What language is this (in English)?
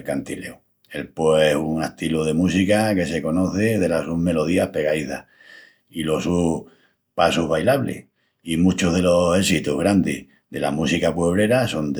Extremaduran